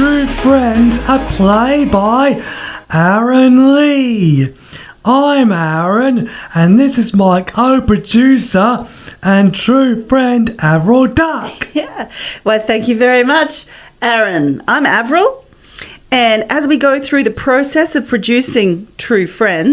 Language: English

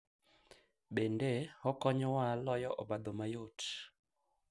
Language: Luo (Kenya and Tanzania)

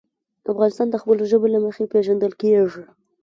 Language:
Pashto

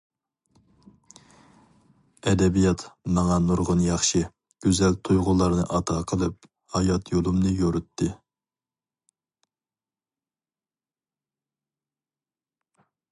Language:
Uyghur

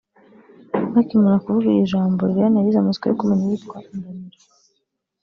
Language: Kinyarwanda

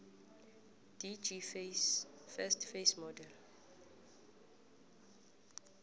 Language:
South Ndebele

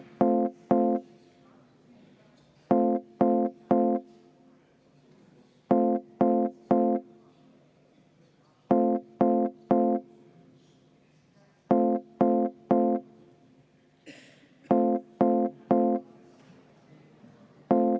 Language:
Estonian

